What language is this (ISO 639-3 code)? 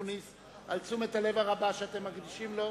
heb